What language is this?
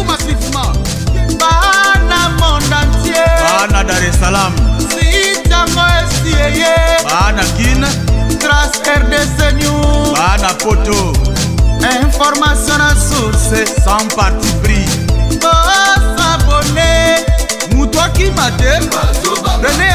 French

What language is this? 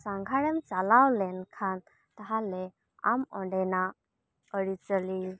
Santali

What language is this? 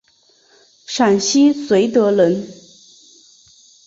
Chinese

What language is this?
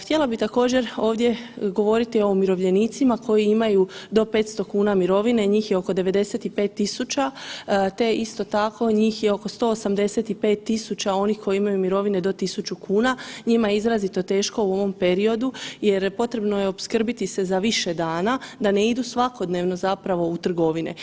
Croatian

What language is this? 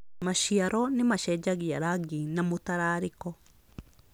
Kikuyu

